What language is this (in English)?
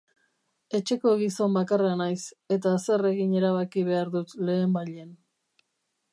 Basque